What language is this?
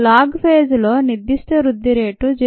Telugu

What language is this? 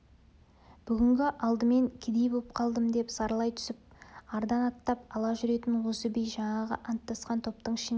Kazakh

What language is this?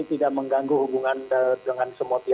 Indonesian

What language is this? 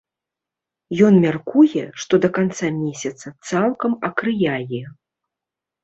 Belarusian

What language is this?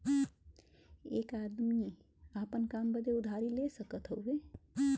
Bhojpuri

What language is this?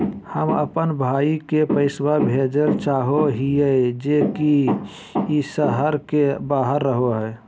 Magahi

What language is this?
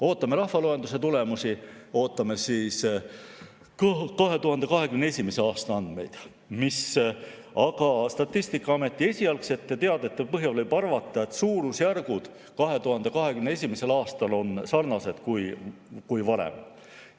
Estonian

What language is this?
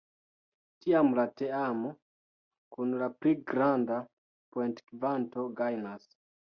Esperanto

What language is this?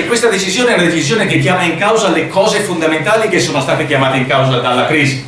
Italian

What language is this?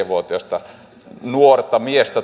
Finnish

